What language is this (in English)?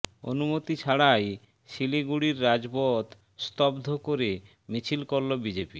Bangla